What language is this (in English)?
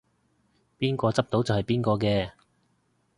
Cantonese